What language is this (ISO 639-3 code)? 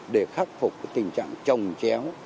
vie